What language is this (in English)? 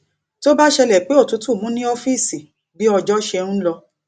Yoruba